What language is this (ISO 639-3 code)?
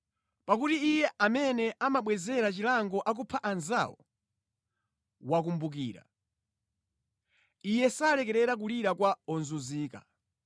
nya